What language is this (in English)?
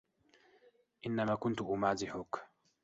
Arabic